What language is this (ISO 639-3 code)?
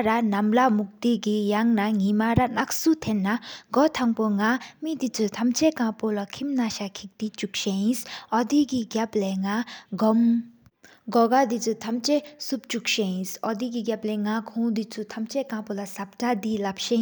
sip